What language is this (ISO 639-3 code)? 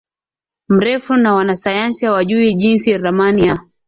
swa